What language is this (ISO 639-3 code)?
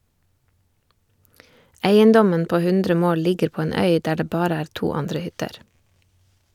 nor